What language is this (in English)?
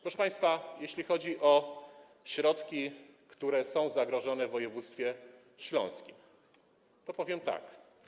Polish